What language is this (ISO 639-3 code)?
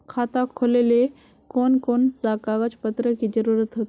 mag